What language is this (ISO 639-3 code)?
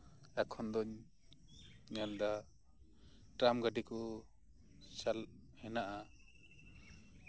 sat